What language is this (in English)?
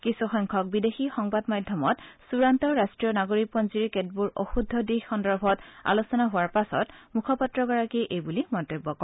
Assamese